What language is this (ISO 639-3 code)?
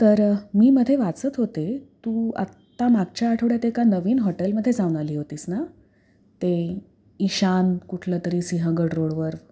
mar